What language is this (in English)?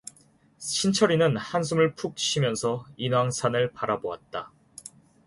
Korean